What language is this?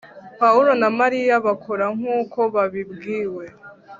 Kinyarwanda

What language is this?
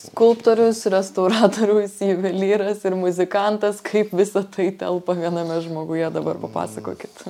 Lithuanian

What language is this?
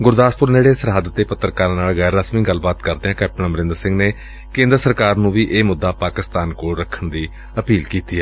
Punjabi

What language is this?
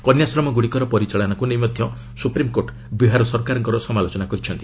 Odia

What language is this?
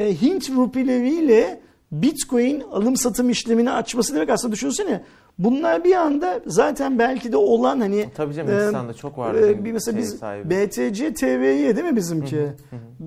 Turkish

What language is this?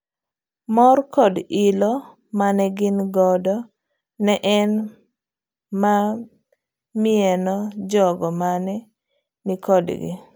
Luo (Kenya and Tanzania)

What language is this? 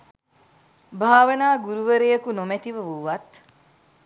Sinhala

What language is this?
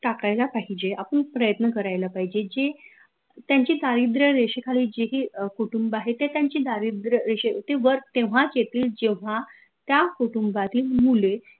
Marathi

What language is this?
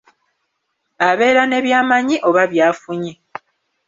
Ganda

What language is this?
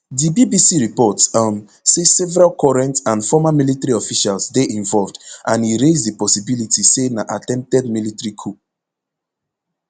Nigerian Pidgin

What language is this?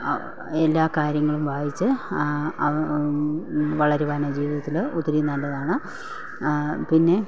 Malayalam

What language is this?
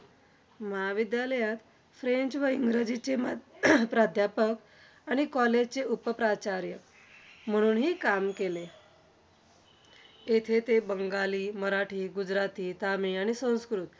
Marathi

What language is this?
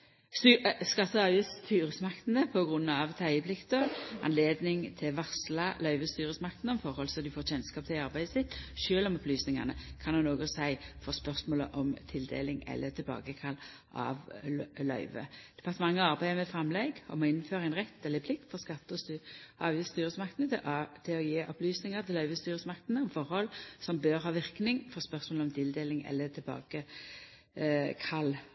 Norwegian Nynorsk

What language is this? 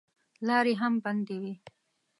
Pashto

